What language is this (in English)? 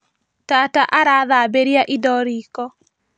Kikuyu